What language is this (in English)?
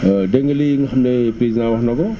Wolof